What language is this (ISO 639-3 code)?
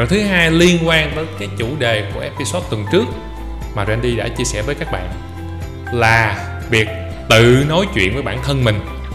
vie